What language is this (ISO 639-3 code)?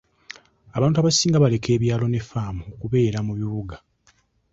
lug